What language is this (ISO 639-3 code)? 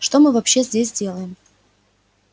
rus